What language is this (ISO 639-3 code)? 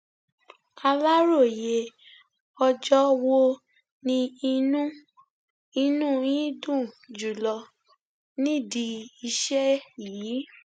yor